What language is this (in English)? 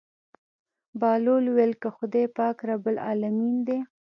Pashto